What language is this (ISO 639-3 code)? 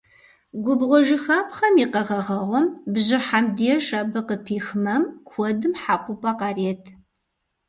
kbd